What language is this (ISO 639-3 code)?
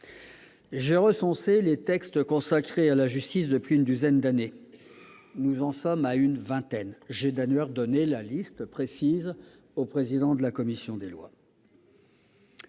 fra